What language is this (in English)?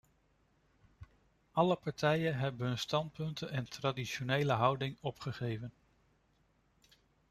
Dutch